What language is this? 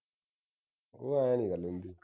Punjabi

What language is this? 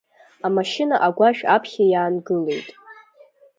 Abkhazian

